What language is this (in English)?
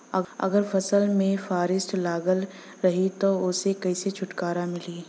Bhojpuri